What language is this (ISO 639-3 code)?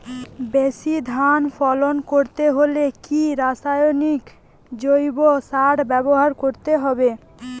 ben